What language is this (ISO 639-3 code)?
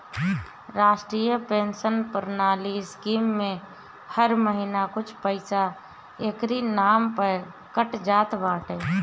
bho